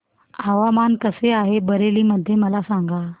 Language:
Marathi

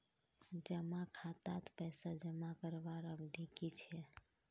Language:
Magahi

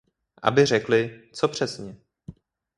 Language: Czech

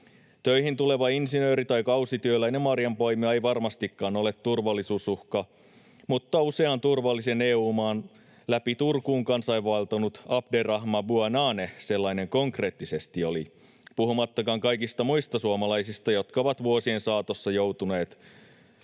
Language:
Finnish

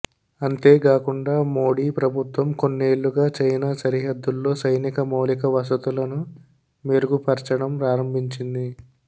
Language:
Telugu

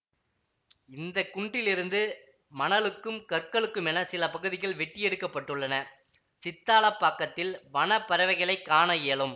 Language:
Tamil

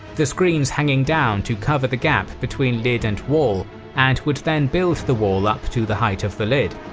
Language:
English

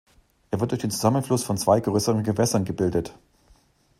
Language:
German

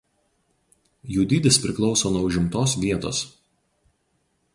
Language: Lithuanian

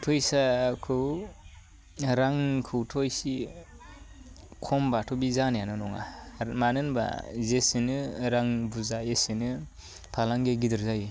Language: Bodo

